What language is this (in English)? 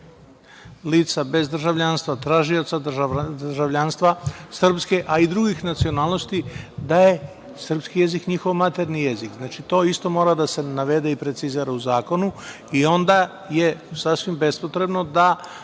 Serbian